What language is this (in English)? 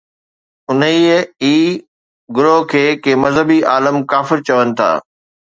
Sindhi